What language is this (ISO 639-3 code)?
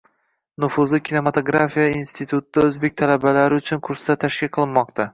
uzb